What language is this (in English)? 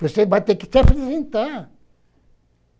Portuguese